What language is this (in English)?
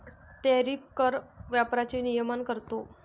Marathi